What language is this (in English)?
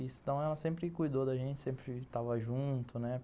Portuguese